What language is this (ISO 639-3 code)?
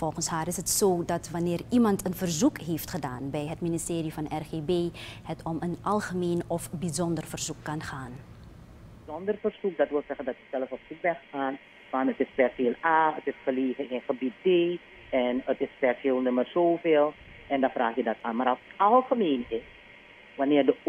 nld